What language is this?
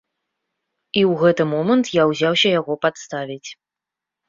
Belarusian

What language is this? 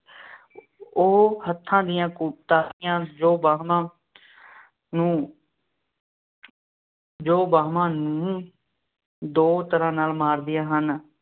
Punjabi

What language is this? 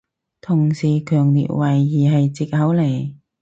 Cantonese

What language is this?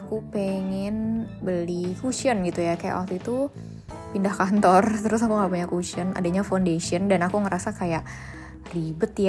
Indonesian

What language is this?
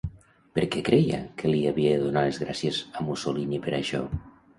Catalan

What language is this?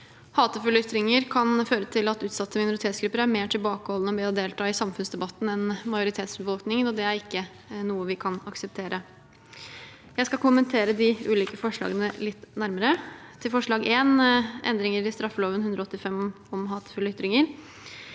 Norwegian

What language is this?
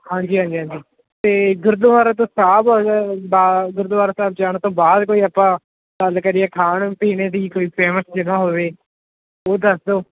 Punjabi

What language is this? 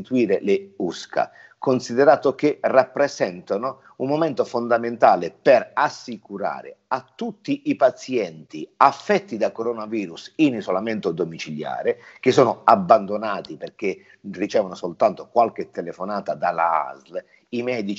Italian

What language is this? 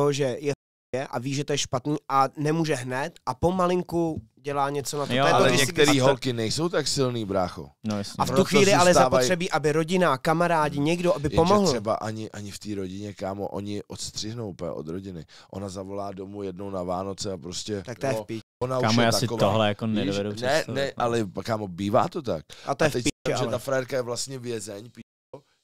Czech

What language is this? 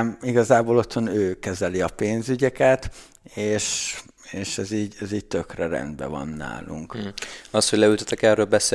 Hungarian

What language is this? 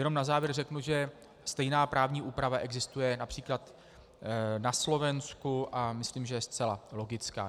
Czech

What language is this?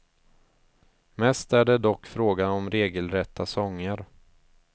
Swedish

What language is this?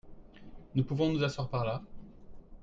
French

